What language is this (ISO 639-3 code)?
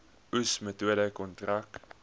afr